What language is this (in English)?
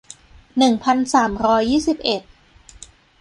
Thai